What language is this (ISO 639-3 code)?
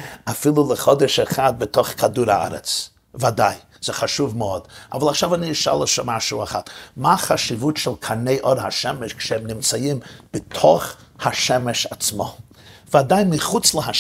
heb